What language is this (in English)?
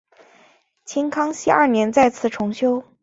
Chinese